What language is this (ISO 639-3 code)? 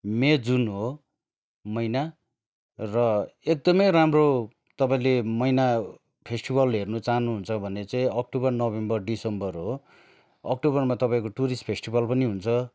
nep